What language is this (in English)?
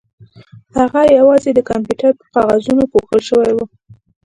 Pashto